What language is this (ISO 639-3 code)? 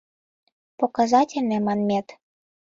chm